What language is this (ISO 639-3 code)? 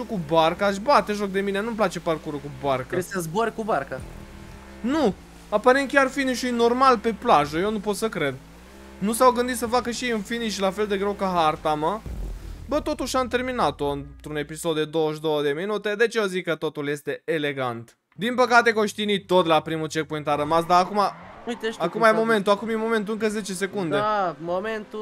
ron